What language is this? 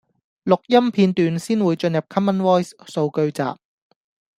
Cantonese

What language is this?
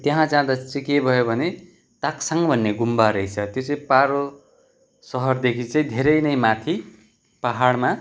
Nepali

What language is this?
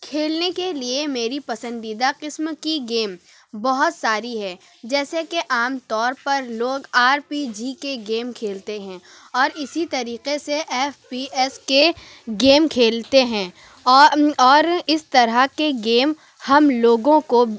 Urdu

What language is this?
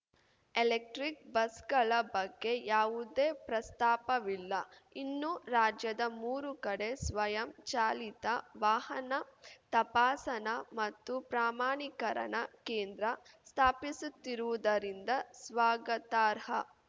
Kannada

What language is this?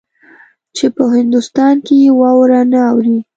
Pashto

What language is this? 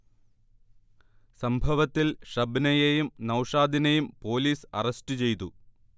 Malayalam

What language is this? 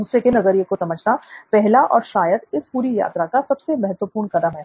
Hindi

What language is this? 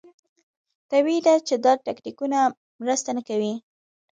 Pashto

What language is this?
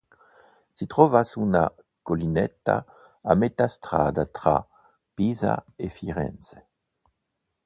Italian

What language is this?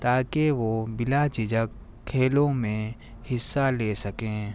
Urdu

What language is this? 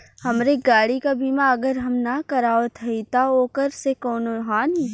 Bhojpuri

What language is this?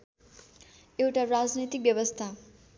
Nepali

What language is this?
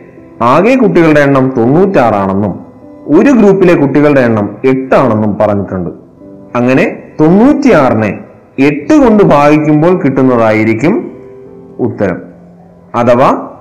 Malayalam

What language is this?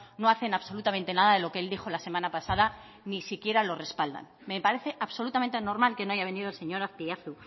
Spanish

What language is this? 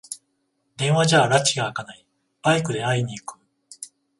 Japanese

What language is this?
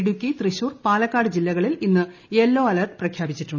Malayalam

